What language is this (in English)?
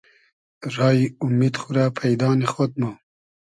Hazaragi